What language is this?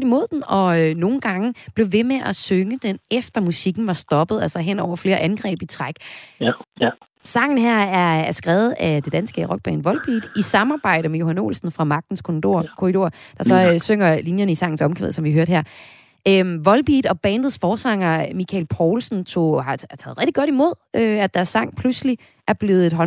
Danish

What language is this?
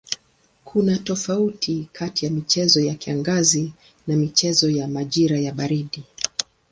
Swahili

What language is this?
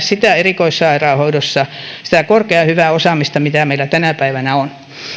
Finnish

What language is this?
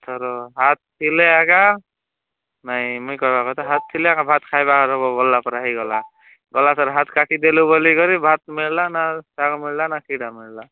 Odia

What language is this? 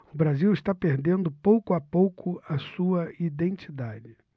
Portuguese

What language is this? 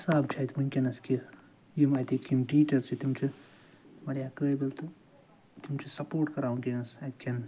Kashmiri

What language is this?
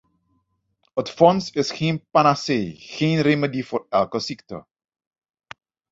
Dutch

